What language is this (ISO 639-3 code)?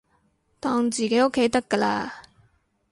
yue